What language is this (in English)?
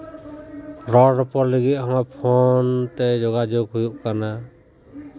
Santali